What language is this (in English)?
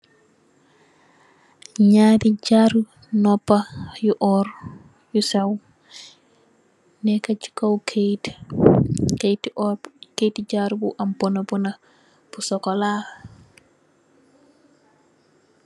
Wolof